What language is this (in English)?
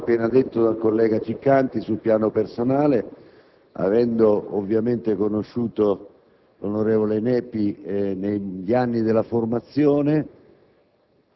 Italian